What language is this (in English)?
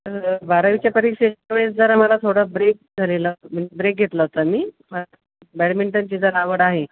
Marathi